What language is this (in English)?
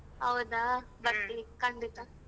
Kannada